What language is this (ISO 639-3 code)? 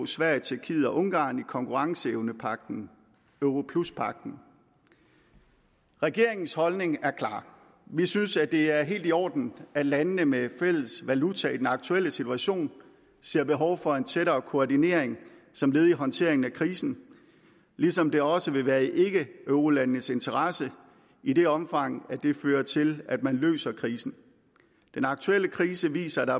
dan